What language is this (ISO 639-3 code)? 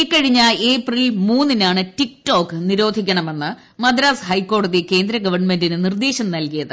mal